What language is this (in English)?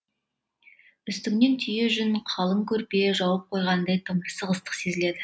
Kazakh